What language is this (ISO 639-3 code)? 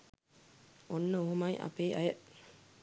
sin